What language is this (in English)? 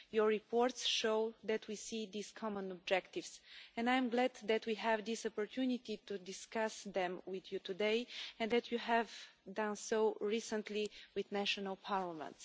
English